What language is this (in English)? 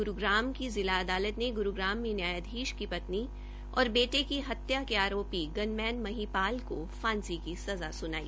Hindi